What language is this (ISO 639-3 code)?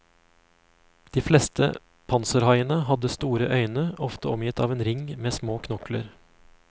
nor